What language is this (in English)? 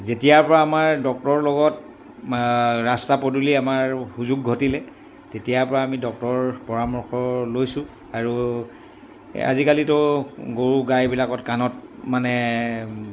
Assamese